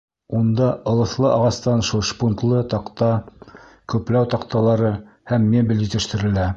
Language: Bashkir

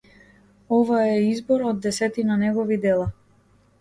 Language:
Macedonian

